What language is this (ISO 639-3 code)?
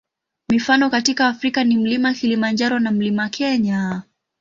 swa